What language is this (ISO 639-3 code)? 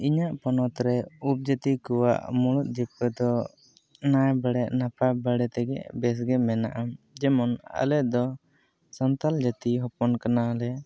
sat